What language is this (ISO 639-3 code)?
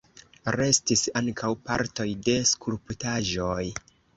epo